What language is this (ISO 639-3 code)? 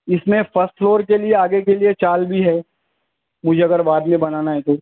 urd